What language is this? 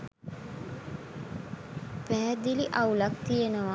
Sinhala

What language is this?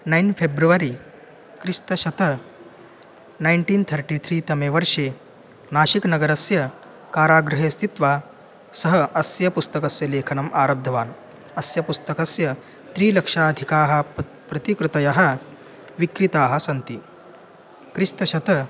Sanskrit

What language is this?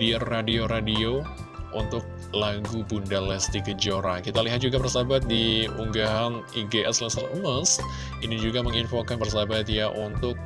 Indonesian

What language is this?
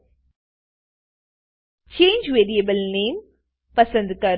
Gujarati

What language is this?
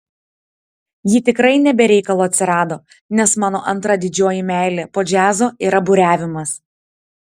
Lithuanian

